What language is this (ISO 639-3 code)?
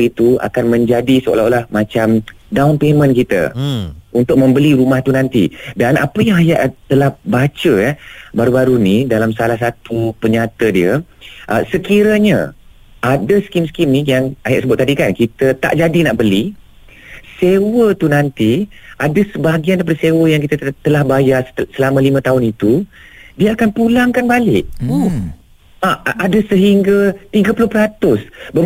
msa